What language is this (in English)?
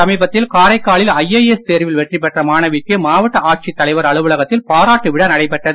Tamil